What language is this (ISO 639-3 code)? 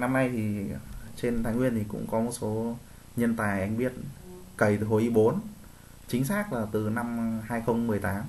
vie